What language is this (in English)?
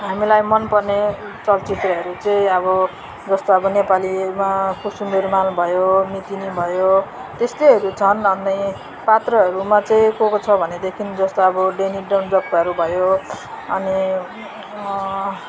Nepali